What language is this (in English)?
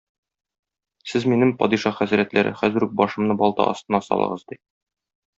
Tatar